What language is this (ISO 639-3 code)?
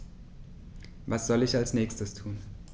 deu